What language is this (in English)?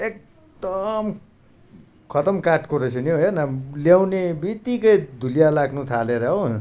Nepali